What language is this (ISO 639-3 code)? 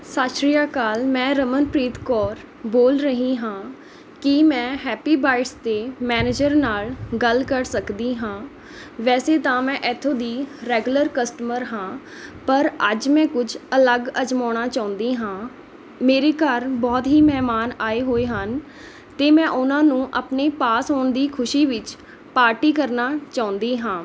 pan